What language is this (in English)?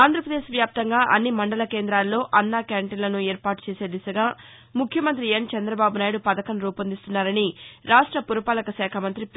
Telugu